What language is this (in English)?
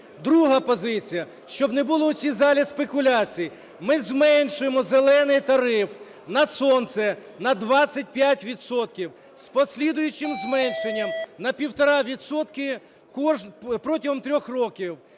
Ukrainian